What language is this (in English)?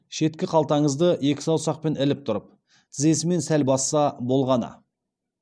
Kazakh